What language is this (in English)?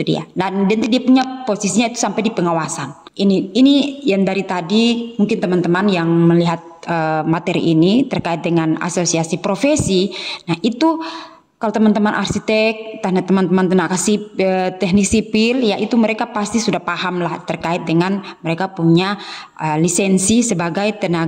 Indonesian